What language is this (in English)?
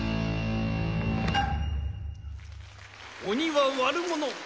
Japanese